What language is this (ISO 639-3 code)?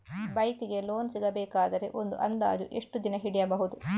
kan